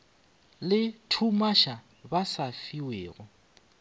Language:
Northern Sotho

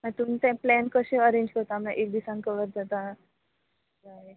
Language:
Konkani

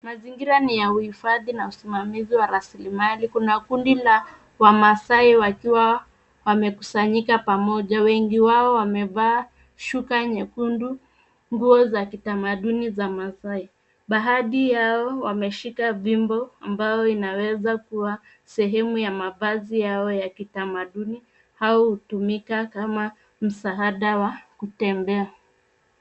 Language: Swahili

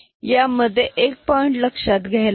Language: Marathi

